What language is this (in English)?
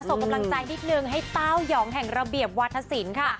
Thai